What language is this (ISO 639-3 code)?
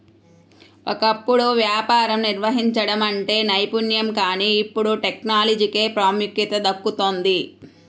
tel